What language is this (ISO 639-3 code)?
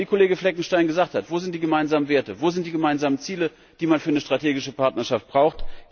deu